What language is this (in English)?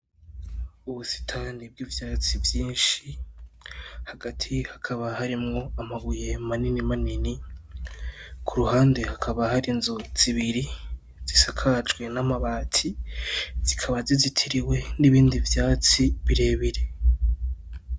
Rundi